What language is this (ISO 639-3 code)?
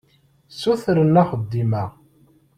kab